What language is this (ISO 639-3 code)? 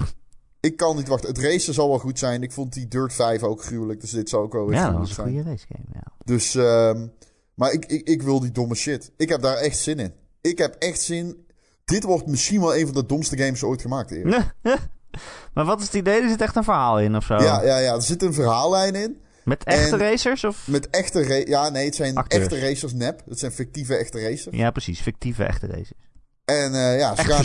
nld